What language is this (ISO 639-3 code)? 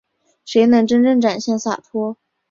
zho